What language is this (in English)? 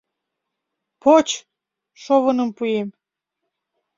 Mari